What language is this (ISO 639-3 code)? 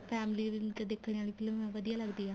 pan